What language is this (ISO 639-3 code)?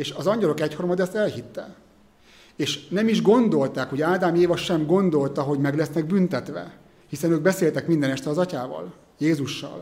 hun